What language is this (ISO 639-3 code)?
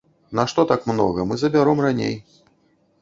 bel